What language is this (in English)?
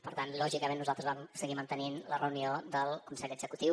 Catalan